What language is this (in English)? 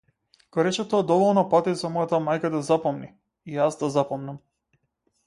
Macedonian